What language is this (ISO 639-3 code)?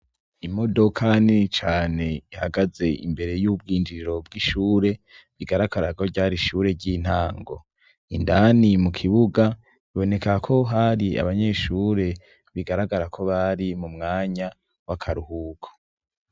run